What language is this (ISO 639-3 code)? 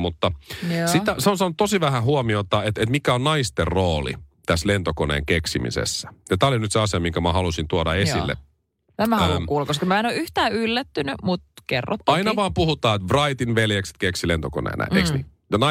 fin